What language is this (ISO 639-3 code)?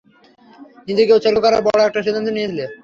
ben